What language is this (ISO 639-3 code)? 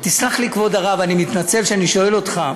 heb